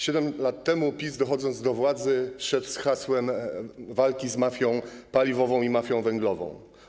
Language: Polish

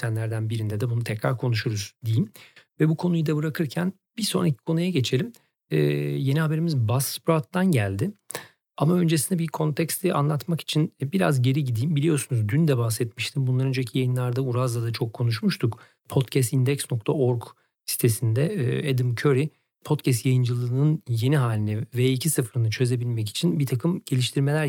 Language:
Turkish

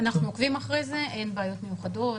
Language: Hebrew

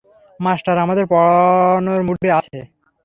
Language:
Bangla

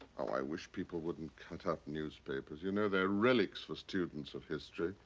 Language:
English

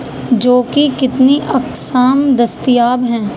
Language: Urdu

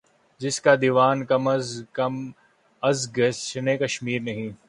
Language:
Urdu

